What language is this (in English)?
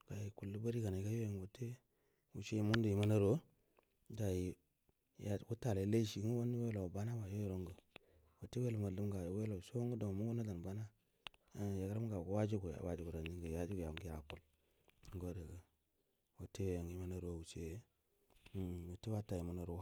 Buduma